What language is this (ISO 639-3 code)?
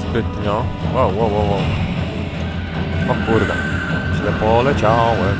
pol